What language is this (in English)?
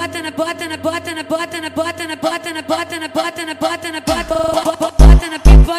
Portuguese